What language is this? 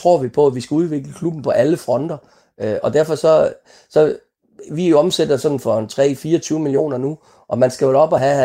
Danish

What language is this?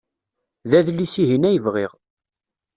Kabyle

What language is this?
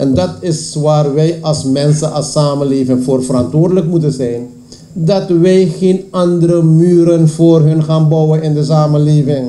Dutch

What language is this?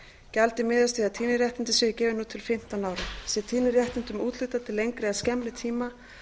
Icelandic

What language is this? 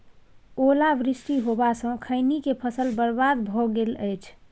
Maithili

